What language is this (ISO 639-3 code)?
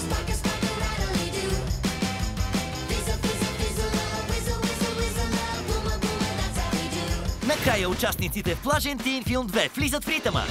bul